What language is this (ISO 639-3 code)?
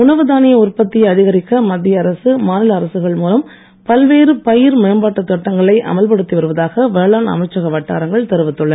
tam